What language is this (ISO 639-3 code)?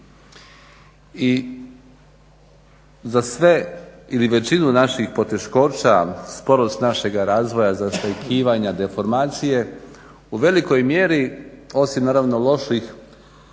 hrv